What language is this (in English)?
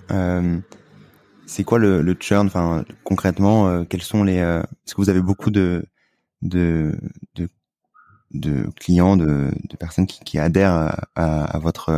French